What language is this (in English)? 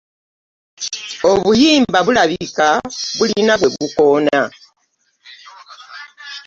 Ganda